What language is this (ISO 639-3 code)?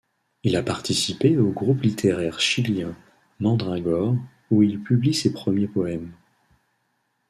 fra